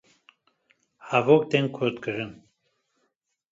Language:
Kurdish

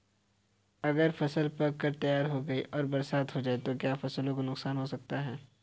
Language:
Hindi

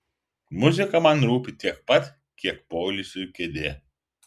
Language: Lithuanian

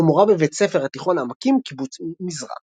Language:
Hebrew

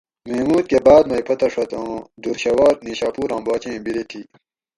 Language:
Gawri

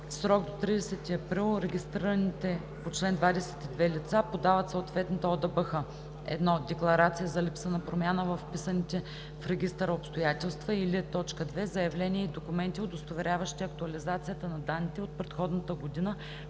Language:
Bulgarian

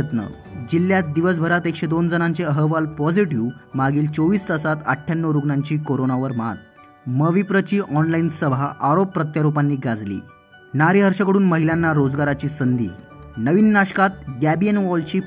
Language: Marathi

